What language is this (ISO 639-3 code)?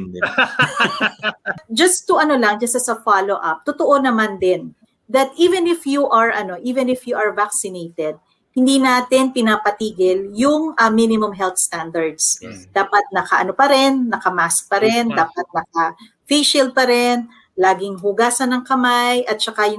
fil